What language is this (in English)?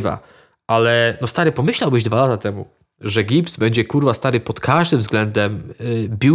Polish